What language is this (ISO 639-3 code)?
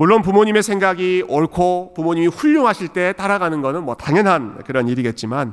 kor